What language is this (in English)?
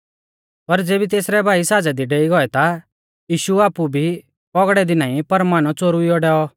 Mahasu Pahari